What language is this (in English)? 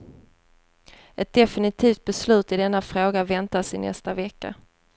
Swedish